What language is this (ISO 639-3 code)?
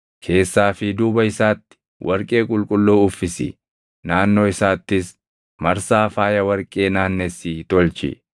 orm